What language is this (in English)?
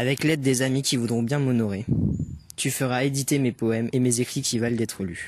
French